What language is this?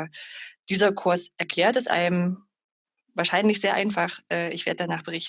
German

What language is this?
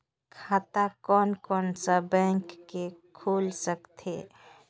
Chhattisgarhi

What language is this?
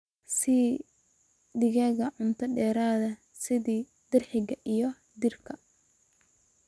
Somali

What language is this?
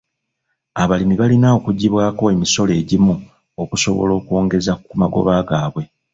Ganda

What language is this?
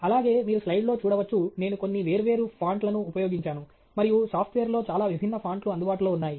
Telugu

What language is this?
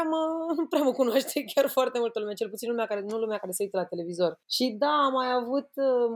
Romanian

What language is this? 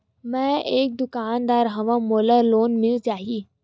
Chhattisgarhi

